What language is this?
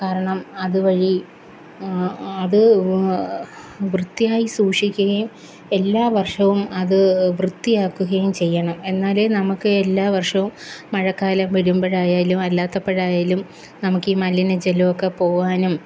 Malayalam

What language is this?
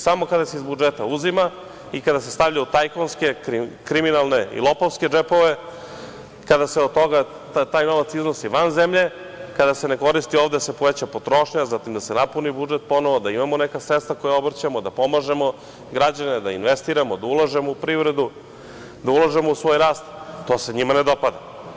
Serbian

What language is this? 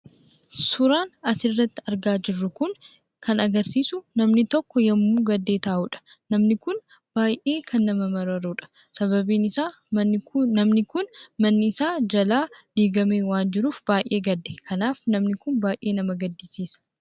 Oromo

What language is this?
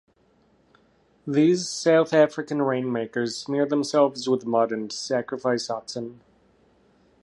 English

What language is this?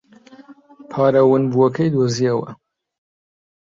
Central Kurdish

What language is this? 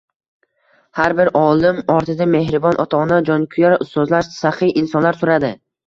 Uzbek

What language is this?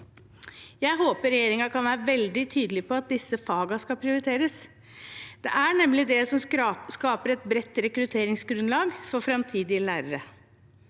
Norwegian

